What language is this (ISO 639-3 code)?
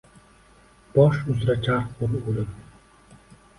uzb